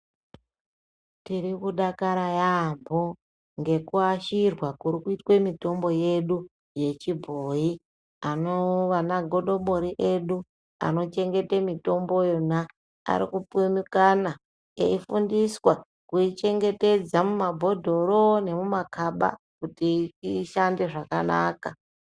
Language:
Ndau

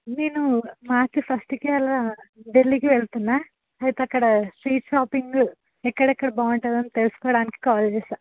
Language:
Telugu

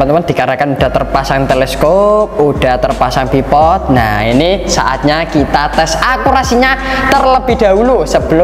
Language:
Indonesian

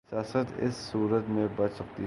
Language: Urdu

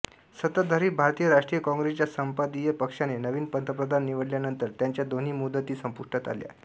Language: Marathi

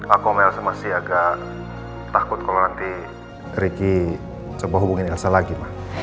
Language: Indonesian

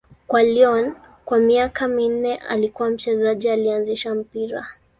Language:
Swahili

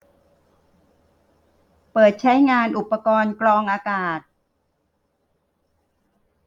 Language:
Thai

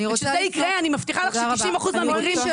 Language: Hebrew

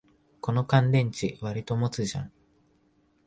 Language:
Japanese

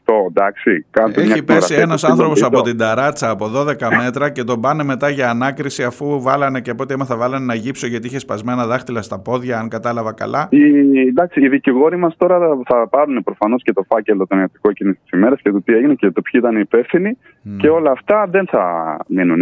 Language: Greek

